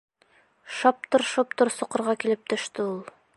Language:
Bashkir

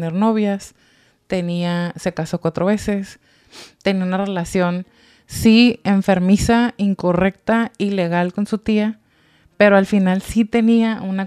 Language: Spanish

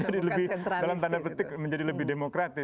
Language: Indonesian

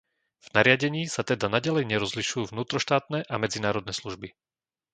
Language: Slovak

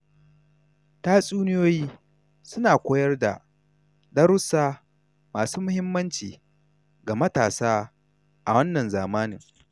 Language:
Hausa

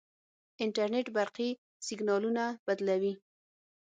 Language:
Pashto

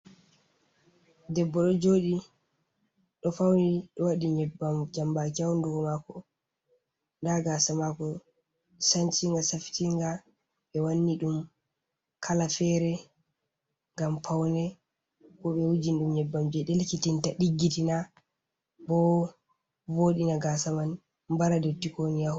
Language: Fula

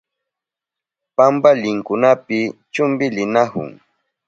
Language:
Southern Pastaza Quechua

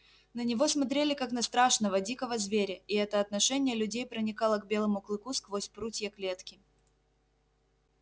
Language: Russian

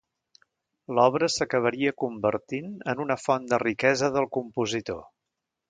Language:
Catalan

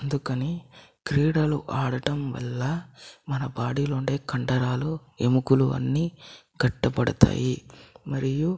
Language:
Telugu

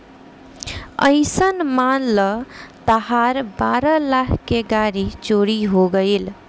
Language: Bhojpuri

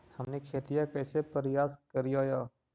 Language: Magahi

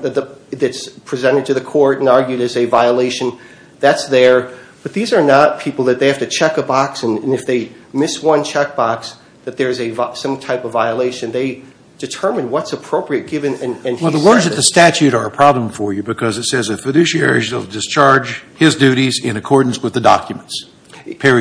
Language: English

